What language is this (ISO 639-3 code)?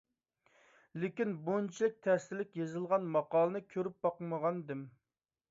uig